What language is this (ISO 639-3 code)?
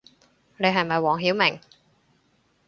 yue